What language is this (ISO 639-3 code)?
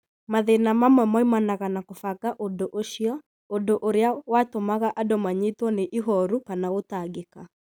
kik